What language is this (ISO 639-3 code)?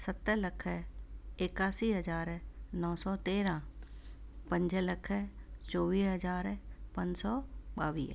snd